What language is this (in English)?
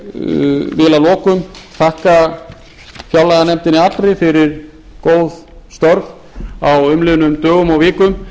Icelandic